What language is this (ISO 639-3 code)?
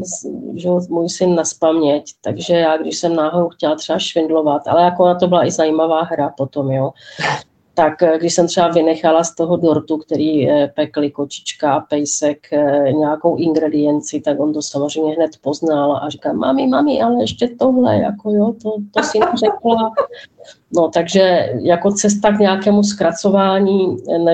ces